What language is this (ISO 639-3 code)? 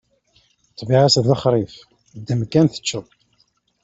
kab